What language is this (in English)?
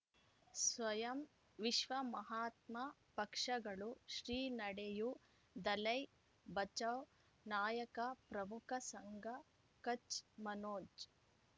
Kannada